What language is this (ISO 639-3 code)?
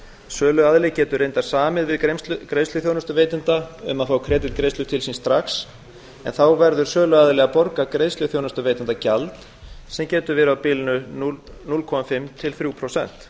isl